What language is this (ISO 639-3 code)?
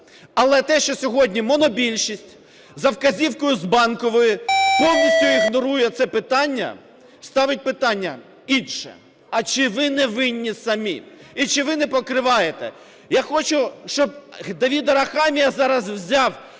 ukr